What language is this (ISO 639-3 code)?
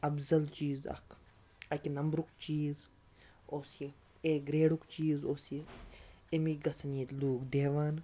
kas